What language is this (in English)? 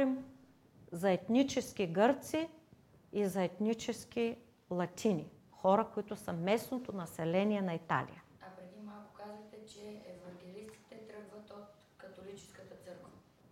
Bulgarian